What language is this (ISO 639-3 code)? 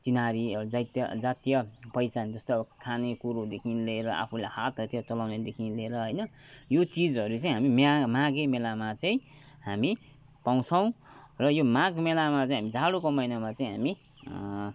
nep